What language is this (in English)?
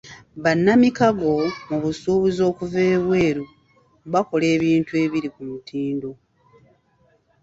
Ganda